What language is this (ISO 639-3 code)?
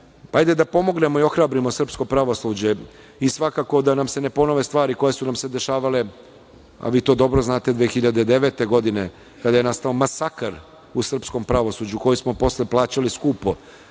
srp